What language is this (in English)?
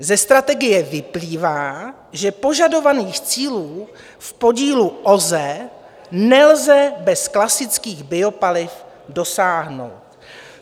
Czech